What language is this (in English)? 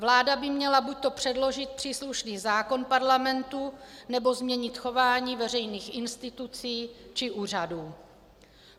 Czech